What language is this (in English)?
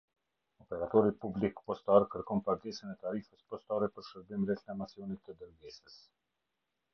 Albanian